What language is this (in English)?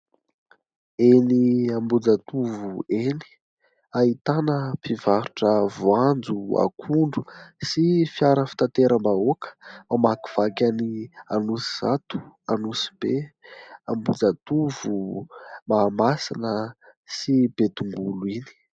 Malagasy